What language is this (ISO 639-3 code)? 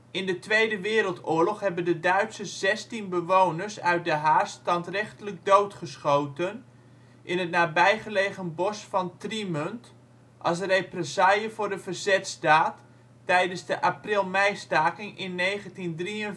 nld